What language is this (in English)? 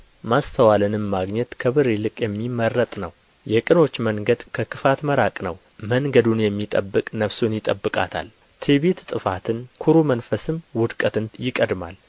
Amharic